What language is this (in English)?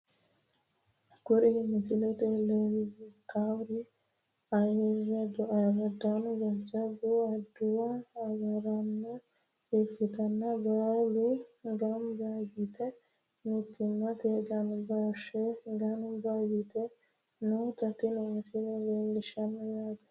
Sidamo